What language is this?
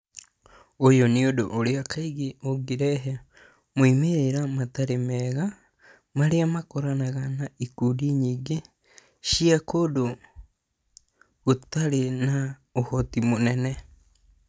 Kikuyu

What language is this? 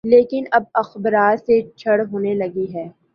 Urdu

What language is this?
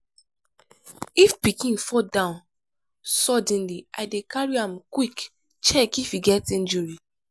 Nigerian Pidgin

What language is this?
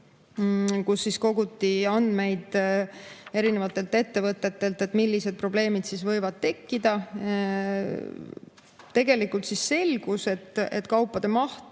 Estonian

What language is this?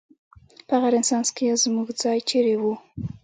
Pashto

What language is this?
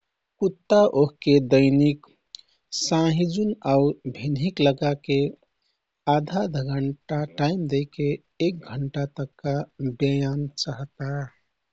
Kathoriya Tharu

